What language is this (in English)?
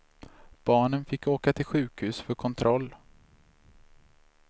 Swedish